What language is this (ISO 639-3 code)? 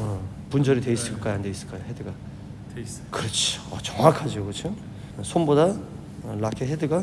kor